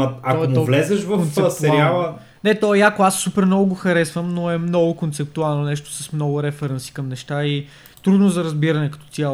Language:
Bulgarian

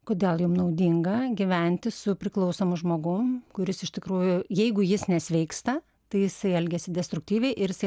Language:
Lithuanian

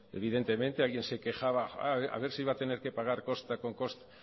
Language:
Spanish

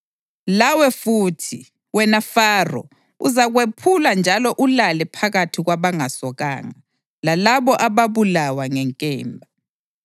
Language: North Ndebele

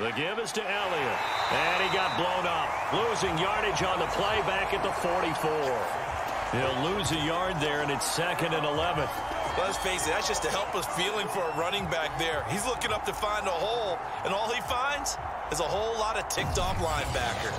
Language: English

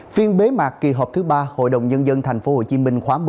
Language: Vietnamese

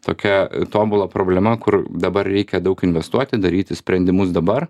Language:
Lithuanian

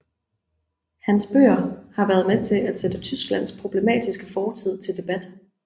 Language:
Danish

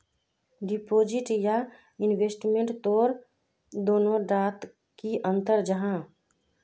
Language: Magahi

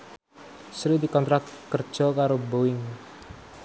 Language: Javanese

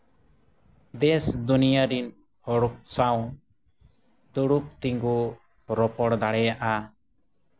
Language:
Santali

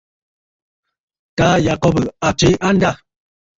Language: Bafut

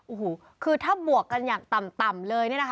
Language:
Thai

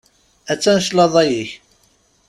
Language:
Kabyle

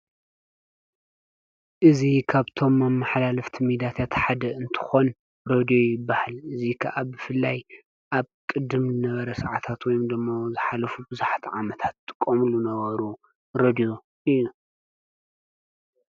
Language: Tigrinya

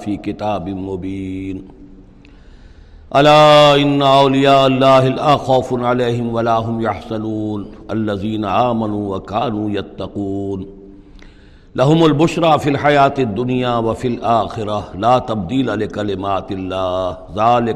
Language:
Urdu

